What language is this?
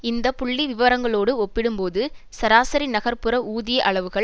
Tamil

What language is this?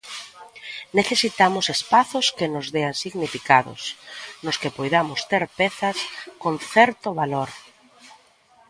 Galician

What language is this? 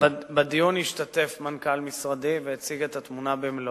Hebrew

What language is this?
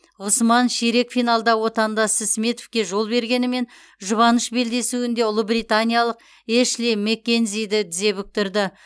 Kazakh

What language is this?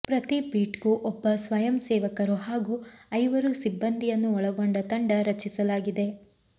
Kannada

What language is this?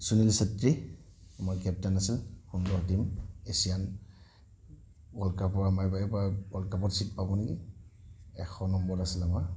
Assamese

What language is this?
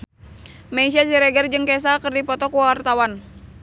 Sundanese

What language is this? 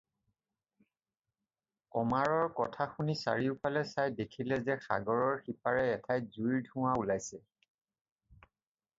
Assamese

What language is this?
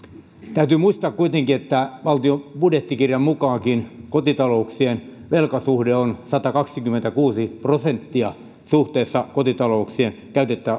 Finnish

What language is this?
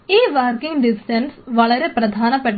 Malayalam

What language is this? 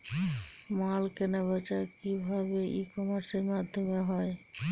Bangla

